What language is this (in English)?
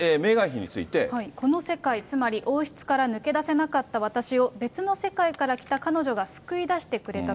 Japanese